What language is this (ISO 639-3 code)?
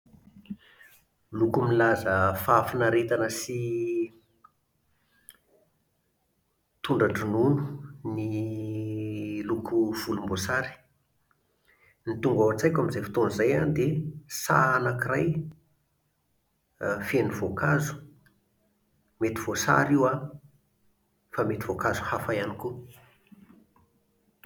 mlg